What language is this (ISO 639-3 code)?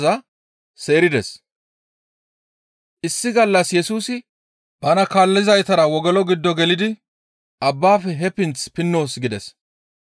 gmv